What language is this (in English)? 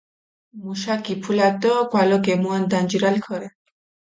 Mingrelian